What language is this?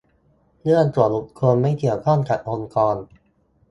Thai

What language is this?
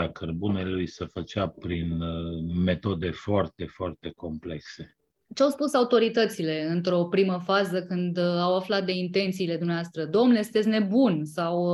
Romanian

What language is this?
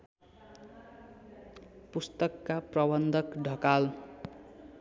Nepali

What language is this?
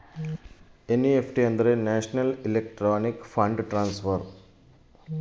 Kannada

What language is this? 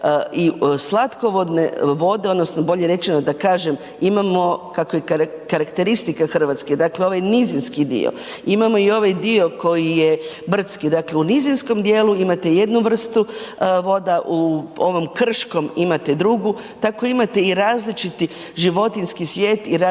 Croatian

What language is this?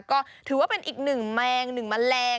Thai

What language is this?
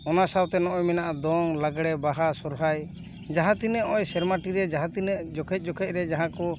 Santali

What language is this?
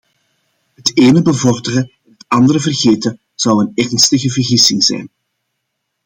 Dutch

